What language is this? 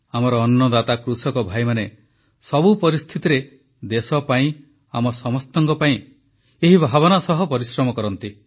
Odia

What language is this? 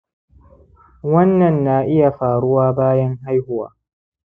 Hausa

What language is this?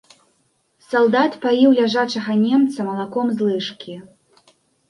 Belarusian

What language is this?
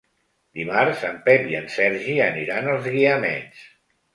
Catalan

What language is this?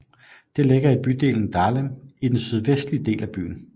Danish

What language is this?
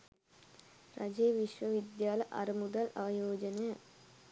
Sinhala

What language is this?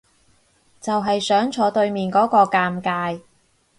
Cantonese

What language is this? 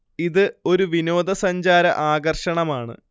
Malayalam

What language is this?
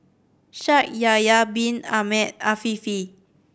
English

